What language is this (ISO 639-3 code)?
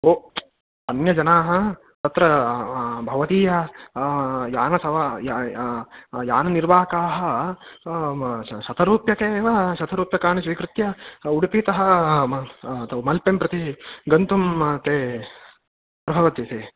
san